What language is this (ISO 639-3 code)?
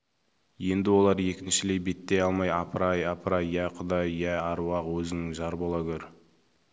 kaz